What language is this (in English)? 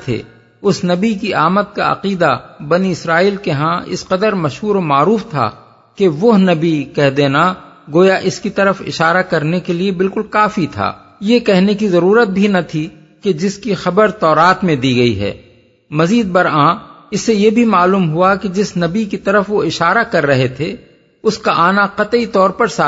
Urdu